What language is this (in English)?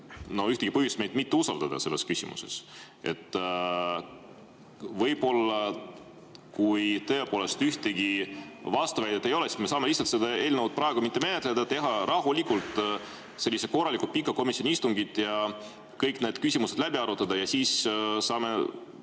Estonian